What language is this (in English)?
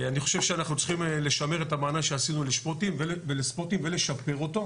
Hebrew